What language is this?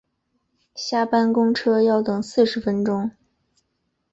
Chinese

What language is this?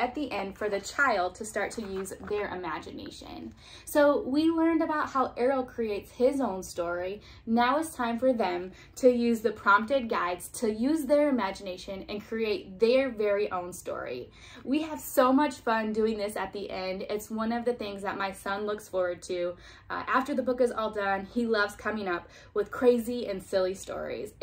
English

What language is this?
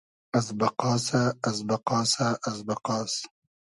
Hazaragi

